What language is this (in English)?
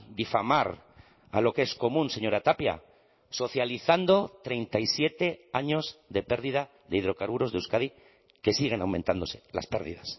Spanish